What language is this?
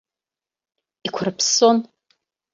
Abkhazian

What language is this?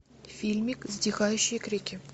Russian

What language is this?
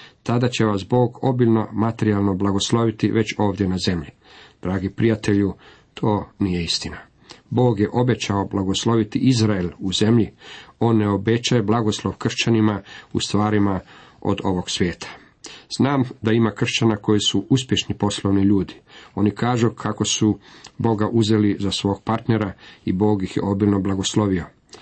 Croatian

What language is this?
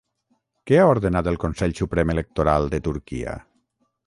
Catalan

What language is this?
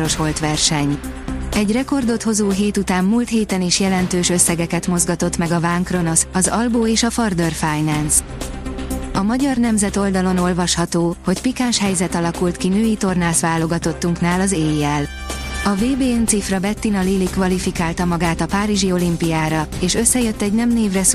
Hungarian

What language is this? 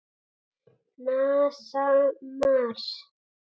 Icelandic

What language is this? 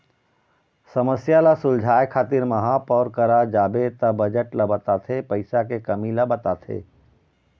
Chhattisgarhi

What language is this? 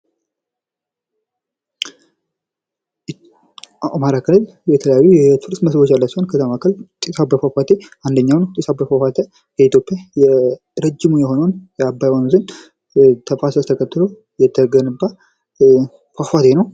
Amharic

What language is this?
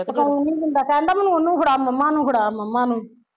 Punjabi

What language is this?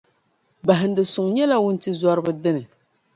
Dagbani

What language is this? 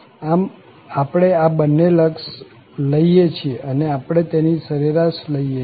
Gujarati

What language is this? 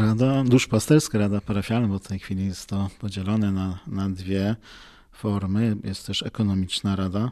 Polish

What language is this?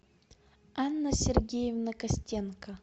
Russian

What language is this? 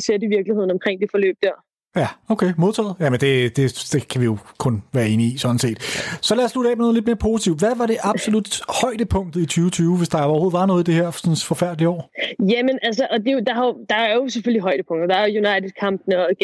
Danish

